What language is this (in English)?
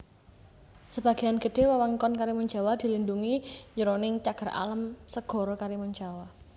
Javanese